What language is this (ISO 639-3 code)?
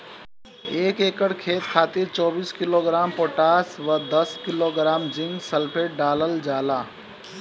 bho